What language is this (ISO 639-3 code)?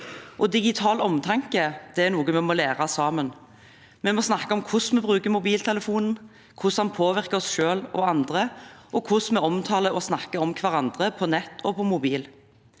nor